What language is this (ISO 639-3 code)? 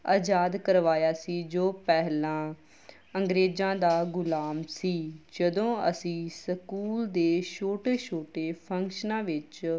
pan